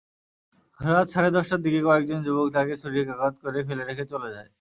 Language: Bangla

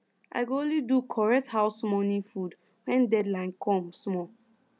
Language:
Nigerian Pidgin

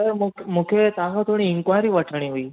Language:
Sindhi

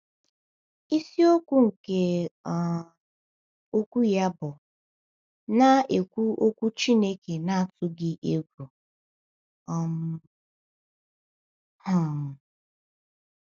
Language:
Igbo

